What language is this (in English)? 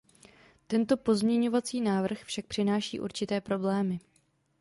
Czech